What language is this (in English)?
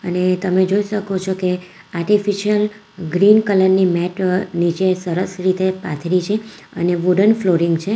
Gujarati